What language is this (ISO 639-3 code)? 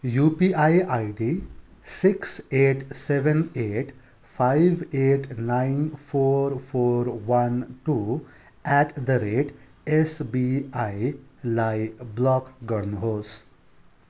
nep